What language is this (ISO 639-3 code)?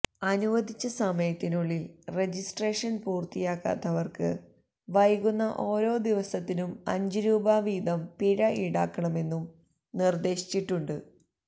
mal